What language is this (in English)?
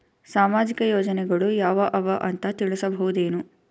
Kannada